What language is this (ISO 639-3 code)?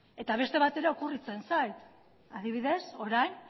eus